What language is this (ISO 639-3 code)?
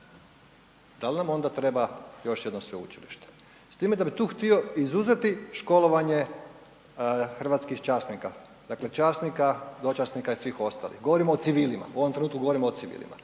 hrv